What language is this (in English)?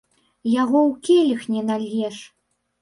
Belarusian